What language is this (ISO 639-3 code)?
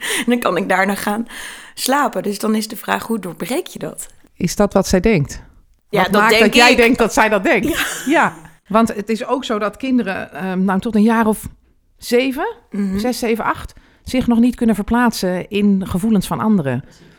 nld